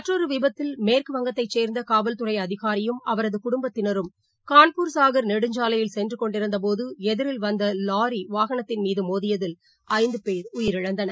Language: Tamil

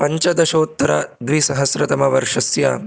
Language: Sanskrit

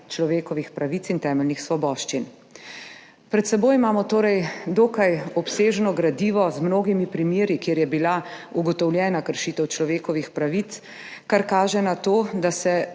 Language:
Slovenian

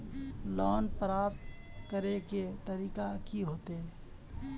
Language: Magahi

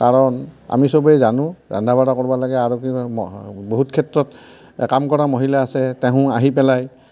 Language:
Assamese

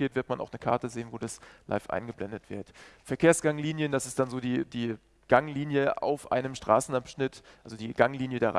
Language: German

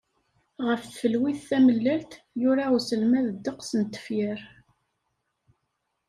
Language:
Kabyle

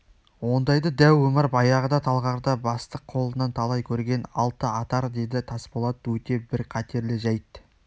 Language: Kazakh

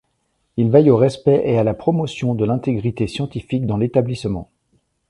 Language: French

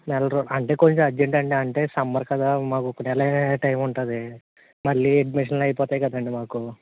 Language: Telugu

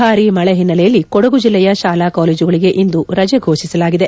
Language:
Kannada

